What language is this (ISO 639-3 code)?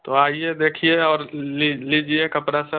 hin